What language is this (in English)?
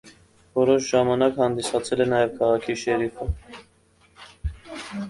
Armenian